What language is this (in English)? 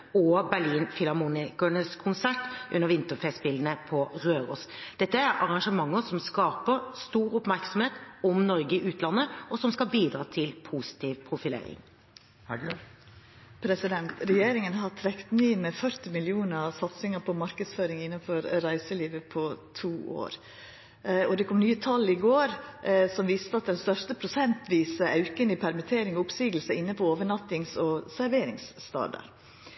Norwegian